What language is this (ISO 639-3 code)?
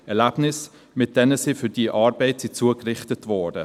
gsw